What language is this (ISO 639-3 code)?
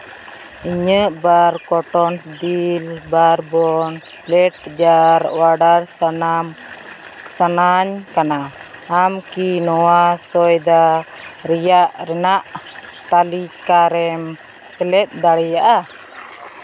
sat